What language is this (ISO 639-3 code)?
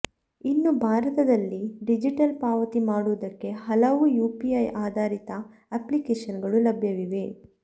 kan